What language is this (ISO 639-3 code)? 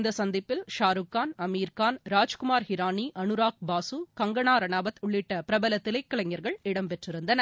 tam